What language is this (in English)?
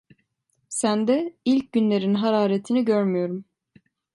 Turkish